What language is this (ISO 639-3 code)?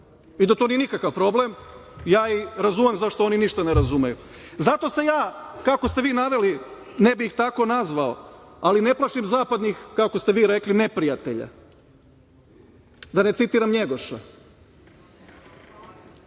srp